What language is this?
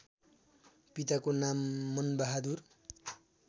Nepali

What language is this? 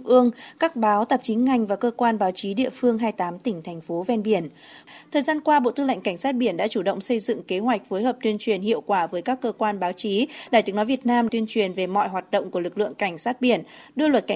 Vietnamese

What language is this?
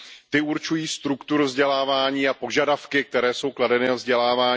Czech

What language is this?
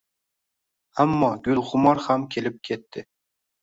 Uzbek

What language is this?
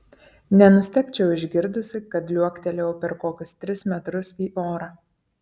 Lithuanian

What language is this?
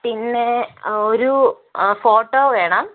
Malayalam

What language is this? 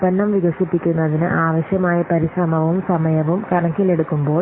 Malayalam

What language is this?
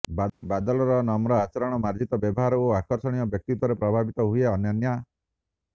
Odia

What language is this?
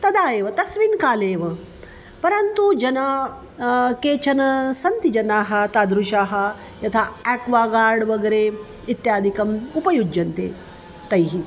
Sanskrit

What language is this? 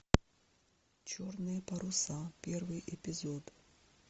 Russian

